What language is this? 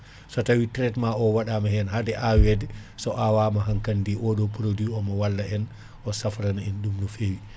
Fula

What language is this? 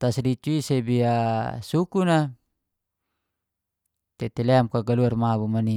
Geser-Gorom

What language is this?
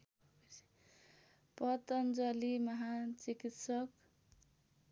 Nepali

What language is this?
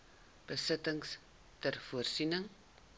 Afrikaans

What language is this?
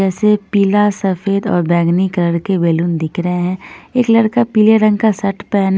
Hindi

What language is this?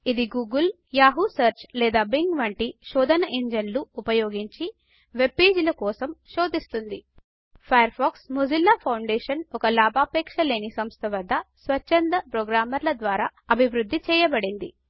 Telugu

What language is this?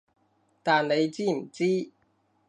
Cantonese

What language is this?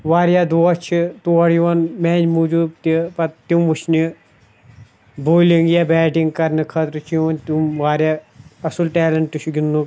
Kashmiri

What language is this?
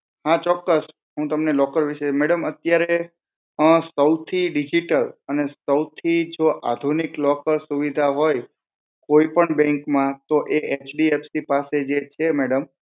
Gujarati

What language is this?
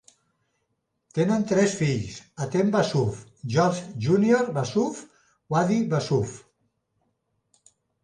Catalan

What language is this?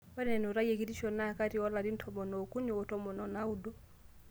Masai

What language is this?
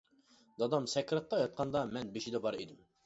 Uyghur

